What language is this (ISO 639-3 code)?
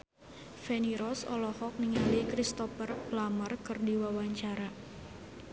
sun